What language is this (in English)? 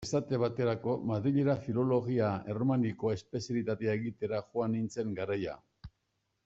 Basque